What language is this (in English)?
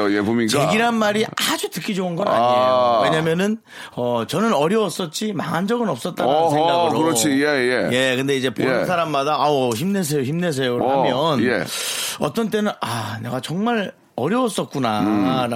Korean